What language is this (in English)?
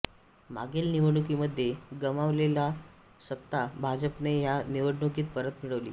Marathi